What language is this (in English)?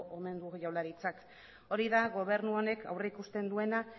Basque